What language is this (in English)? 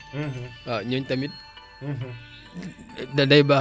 Wolof